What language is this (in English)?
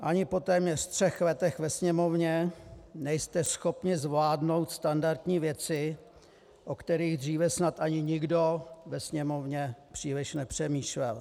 Czech